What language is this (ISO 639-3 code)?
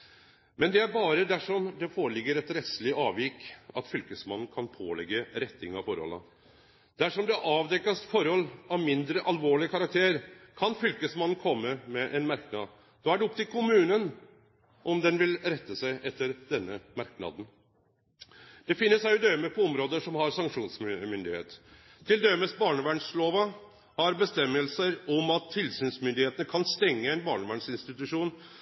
nno